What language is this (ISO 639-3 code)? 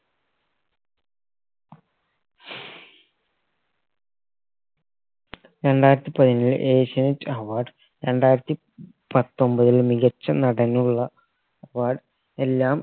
mal